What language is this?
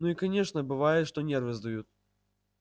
Russian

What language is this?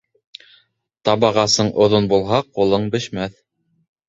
Bashkir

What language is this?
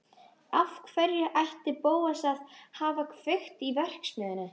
Icelandic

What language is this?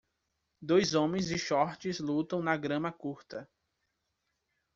Portuguese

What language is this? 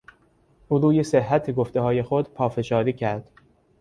Persian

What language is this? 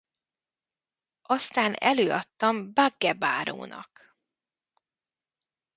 Hungarian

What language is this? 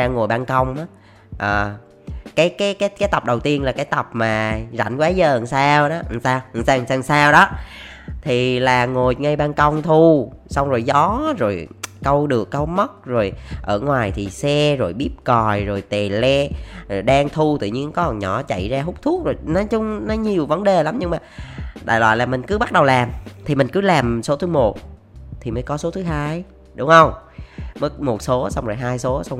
Vietnamese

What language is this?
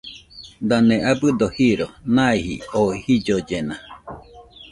Nüpode Huitoto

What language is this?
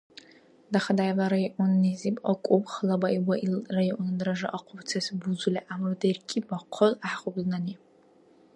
Dargwa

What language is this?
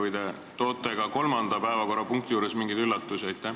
Estonian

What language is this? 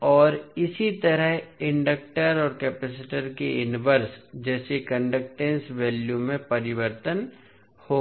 Hindi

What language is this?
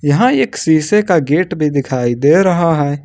Hindi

